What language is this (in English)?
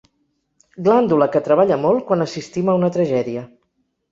Catalan